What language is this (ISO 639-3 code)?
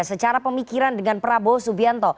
ind